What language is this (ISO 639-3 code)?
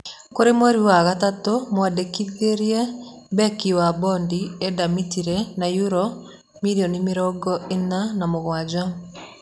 kik